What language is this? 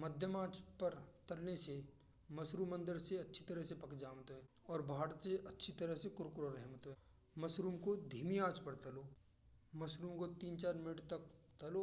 Braj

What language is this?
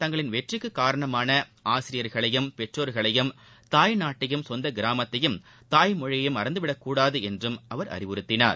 Tamil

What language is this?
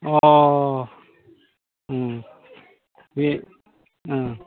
Bodo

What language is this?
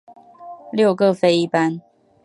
Chinese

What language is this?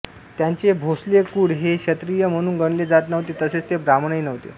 Marathi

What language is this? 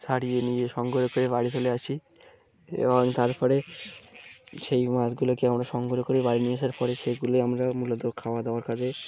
Bangla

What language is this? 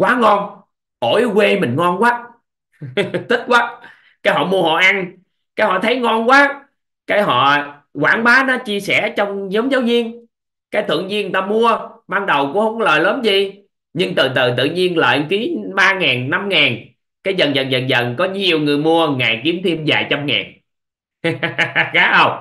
Vietnamese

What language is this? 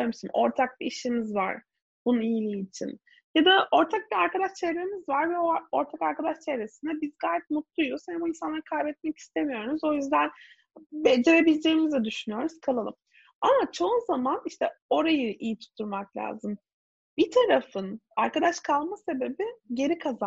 Turkish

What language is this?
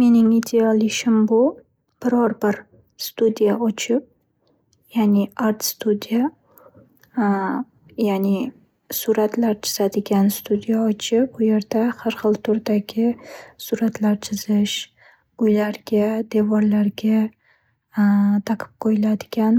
Uzbek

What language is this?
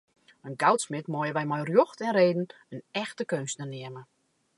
Western Frisian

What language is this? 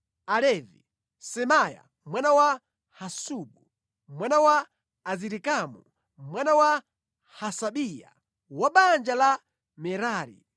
Nyanja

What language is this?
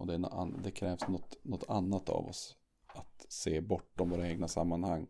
Swedish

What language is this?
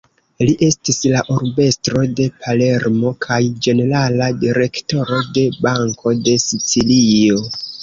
Esperanto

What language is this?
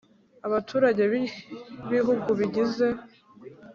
Kinyarwanda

